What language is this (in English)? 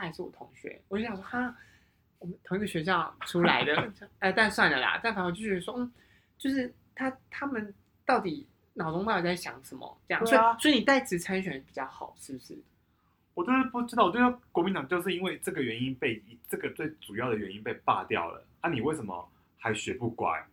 Chinese